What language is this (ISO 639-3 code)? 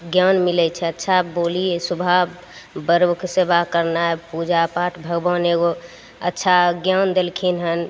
mai